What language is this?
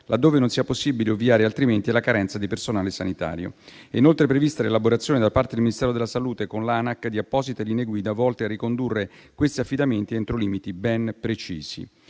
Italian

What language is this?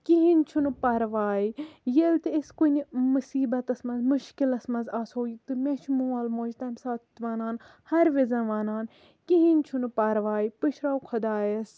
Kashmiri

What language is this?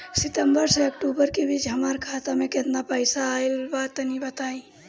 Bhojpuri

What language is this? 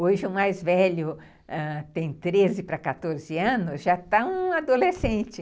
Portuguese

